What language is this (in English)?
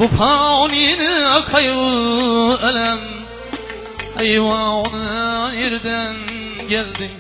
Uzbek